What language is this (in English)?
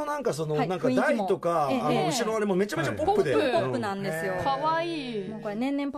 Japanese